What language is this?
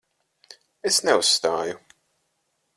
Latvian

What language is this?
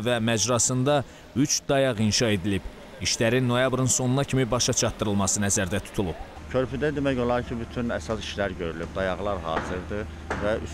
Turkish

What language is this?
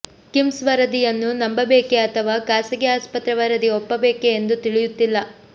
Kannada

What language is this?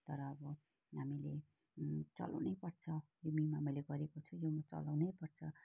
Nepali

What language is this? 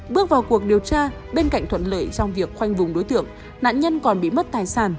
Vietnamese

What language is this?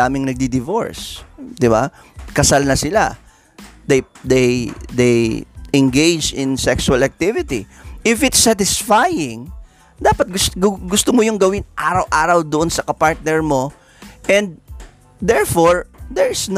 Filipino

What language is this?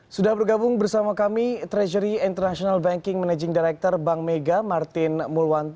Indonesian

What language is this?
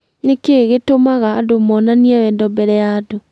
Kikuyu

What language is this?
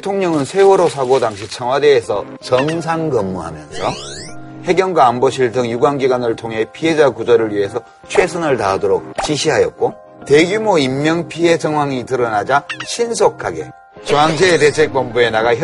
Korean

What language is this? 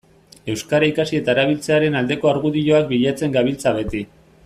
Basque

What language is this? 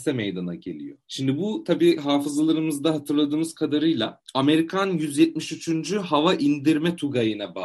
Turkish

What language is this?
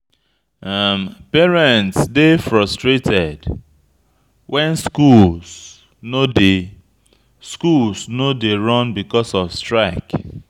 Nigerian Pidgin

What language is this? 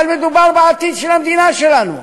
Hebrew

